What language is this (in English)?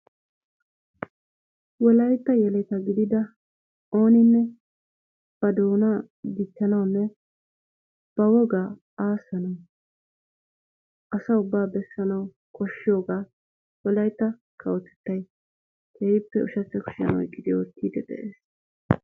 Wolaytta